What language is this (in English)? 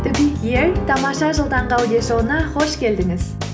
Kazakh